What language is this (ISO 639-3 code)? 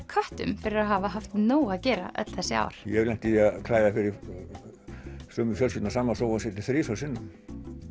isl